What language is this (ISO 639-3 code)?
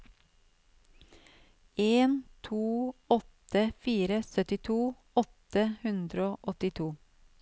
nor